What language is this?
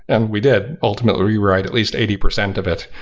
English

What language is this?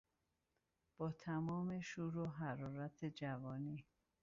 Persian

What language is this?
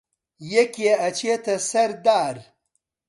Central Kurdish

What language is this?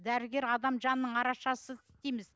Kazakh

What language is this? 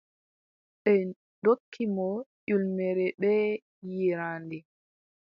Adamawa Fulfulde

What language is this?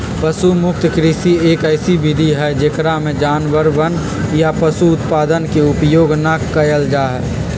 Magahi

